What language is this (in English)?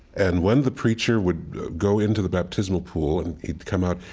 English